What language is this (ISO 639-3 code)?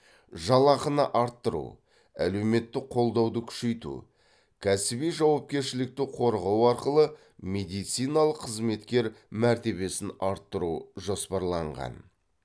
kaz